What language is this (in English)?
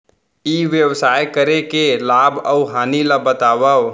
Chhattisgarhi